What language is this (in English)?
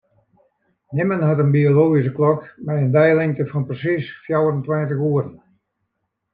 Western Frisian